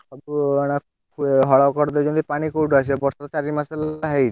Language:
Odia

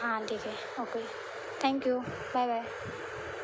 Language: Marathi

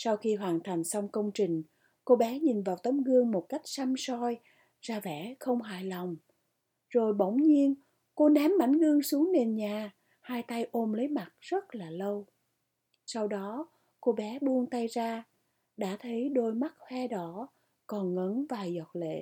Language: Vietnamese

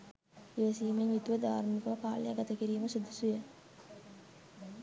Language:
Sinhala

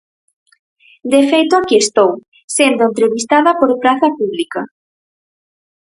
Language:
Galician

